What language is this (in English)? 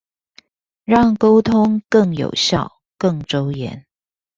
Chinese